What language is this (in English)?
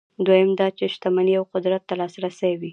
Pashto